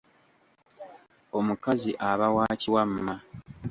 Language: Ganda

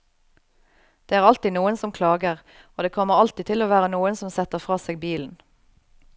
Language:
Norwegian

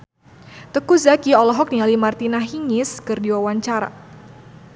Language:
Sundanese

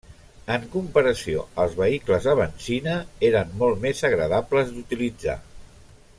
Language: Catalan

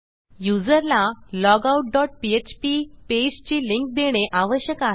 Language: Marathi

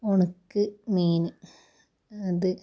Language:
Malayalam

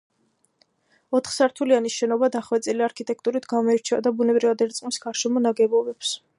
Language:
Georgian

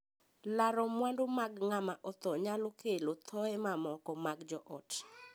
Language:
Luo (Kenya and Tanzania)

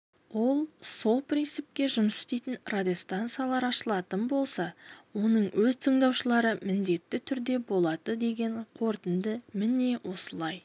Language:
Kazakh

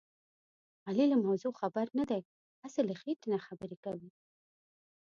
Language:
Pashto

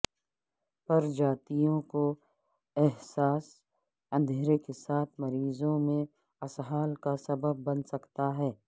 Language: Urdu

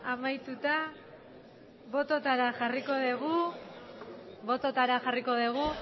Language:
Basque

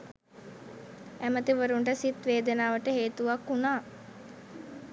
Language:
Sinhala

